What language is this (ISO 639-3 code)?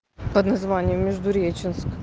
rus